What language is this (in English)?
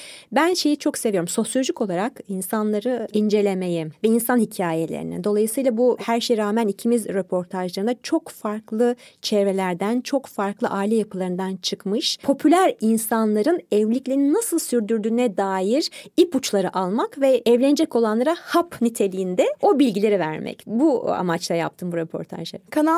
Turkish